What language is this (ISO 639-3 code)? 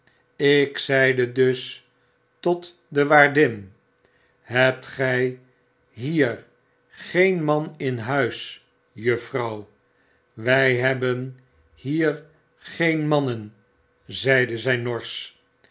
nld